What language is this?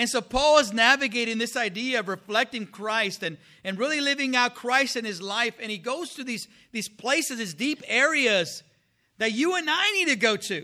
English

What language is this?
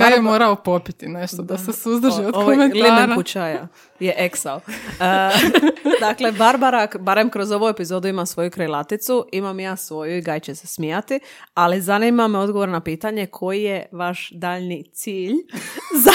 Croatian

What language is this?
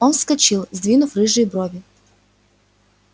Russian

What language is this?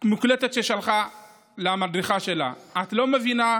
Hebrew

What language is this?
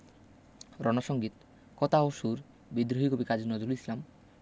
Bangla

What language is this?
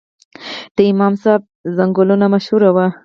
Pashto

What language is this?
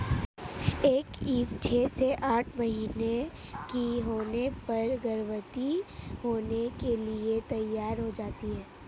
Hindi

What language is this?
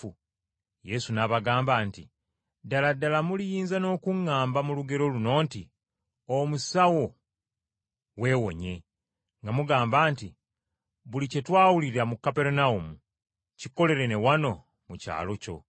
Ganda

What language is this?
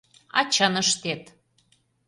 Mari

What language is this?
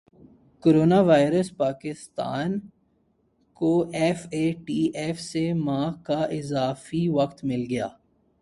Urdu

